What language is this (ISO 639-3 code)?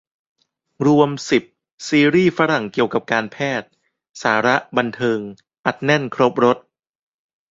tha